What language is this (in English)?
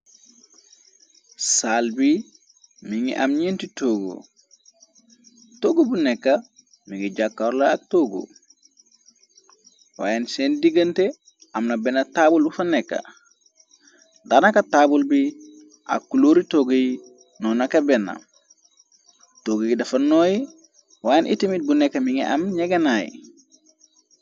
Wolof